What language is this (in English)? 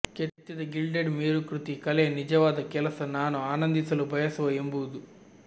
Kannada